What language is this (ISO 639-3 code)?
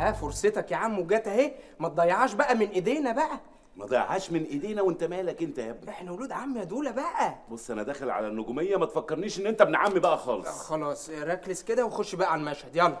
ara